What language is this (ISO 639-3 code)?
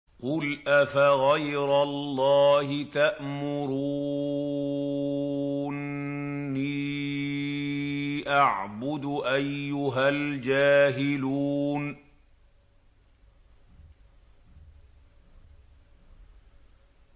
ara